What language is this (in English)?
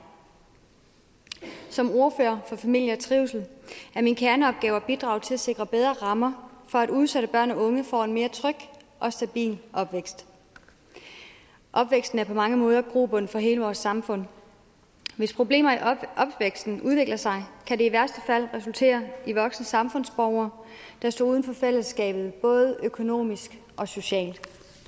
Danish